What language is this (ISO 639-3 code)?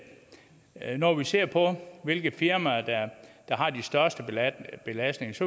dan